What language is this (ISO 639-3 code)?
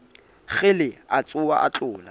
sot